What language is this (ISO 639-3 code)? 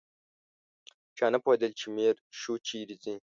pus